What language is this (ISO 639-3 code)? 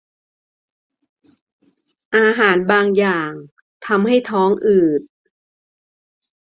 tha